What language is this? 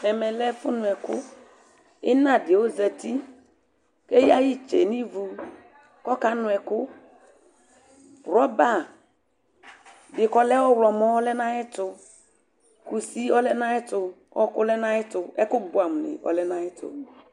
Ikposo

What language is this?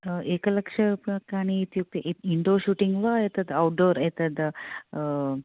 Sanskrit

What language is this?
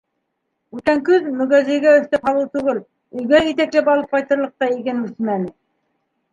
Bashkir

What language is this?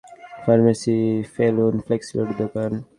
Bangla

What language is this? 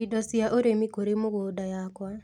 Kikuyu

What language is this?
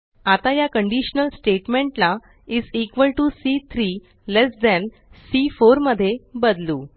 Marathi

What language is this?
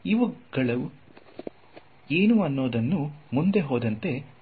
Kannada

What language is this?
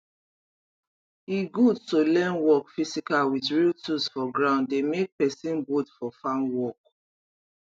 Nigerian Pidgin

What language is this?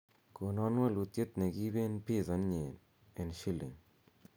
Kalenjin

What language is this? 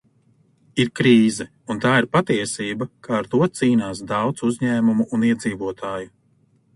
Latvian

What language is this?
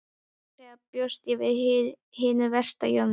Icelandic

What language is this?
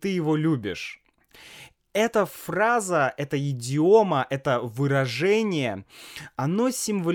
Russian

